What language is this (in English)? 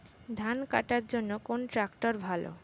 Bangla